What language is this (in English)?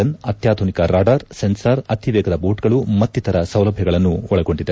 Kannada